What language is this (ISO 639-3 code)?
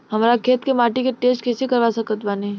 bho